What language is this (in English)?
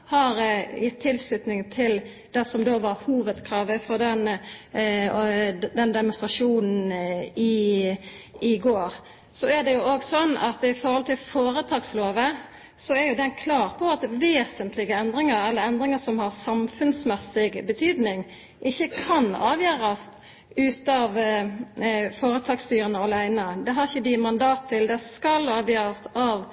Norwegian Nynorsk